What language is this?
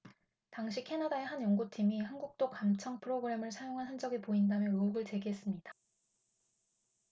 Korean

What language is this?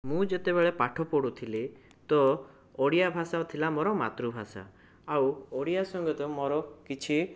Odia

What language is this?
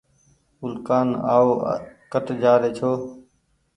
Goaria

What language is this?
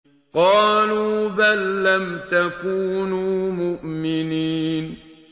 Arabic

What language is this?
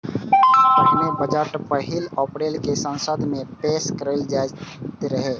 Maithili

